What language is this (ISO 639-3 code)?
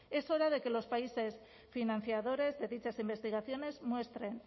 spa